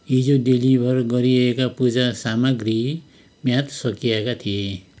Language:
Nepali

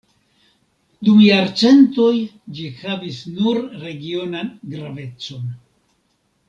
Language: Esperanto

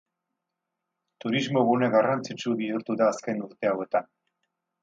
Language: Basque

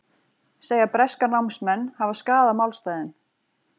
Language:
Icelandic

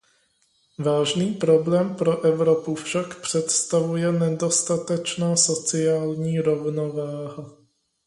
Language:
Czech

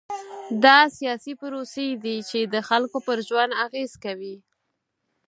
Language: Pashto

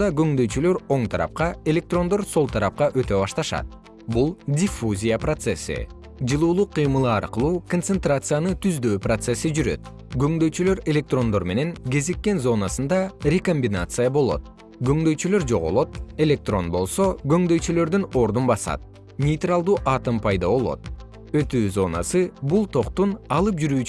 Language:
Kyrgyz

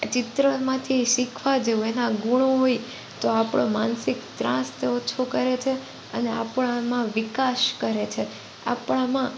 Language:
Gujarati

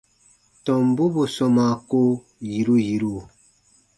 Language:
Baatonum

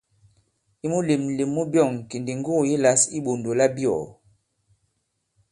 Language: Bankon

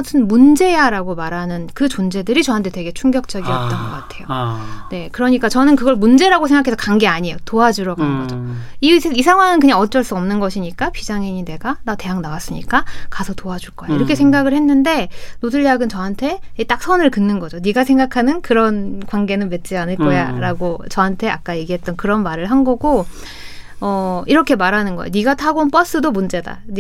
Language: Korean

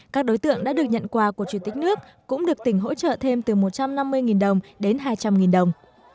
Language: Vietnamese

